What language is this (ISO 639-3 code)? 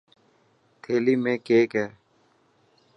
mki